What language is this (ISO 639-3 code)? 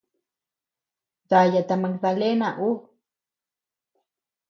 cux